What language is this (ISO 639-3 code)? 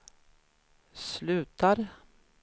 swe